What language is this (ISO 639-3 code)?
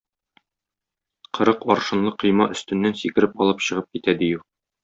tat